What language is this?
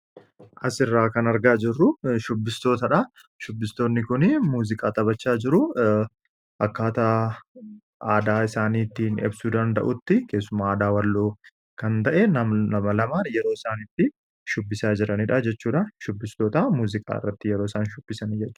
Oromo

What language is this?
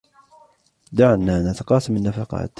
Arabic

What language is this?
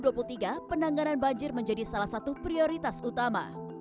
Indonesian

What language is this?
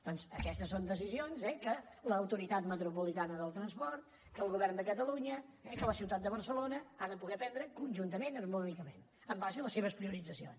Catalan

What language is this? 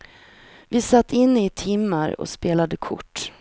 Swedish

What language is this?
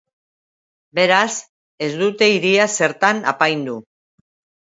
Basque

